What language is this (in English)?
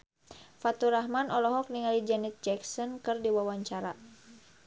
Sundanese